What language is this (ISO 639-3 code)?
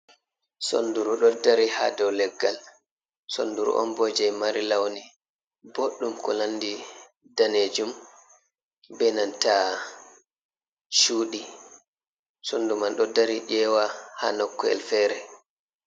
ful